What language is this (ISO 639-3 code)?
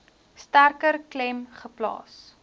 afr